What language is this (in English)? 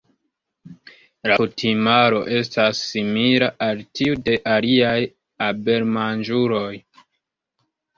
Esperanto